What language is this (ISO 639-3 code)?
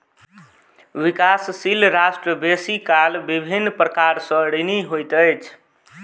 mai